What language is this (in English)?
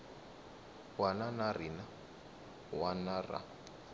Tsonga